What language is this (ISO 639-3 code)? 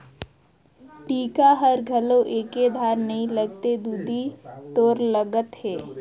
hne